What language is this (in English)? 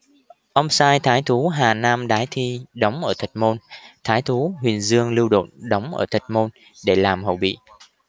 Vietnamese